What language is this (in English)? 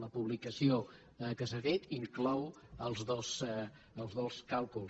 Catalan